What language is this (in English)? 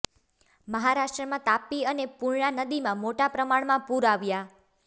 Gujarati